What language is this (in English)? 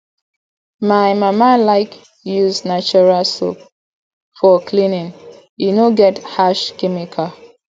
Nigerian Pidgin